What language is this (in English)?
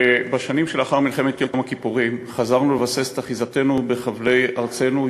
Hebrew